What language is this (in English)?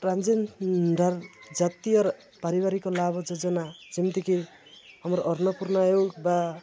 Odia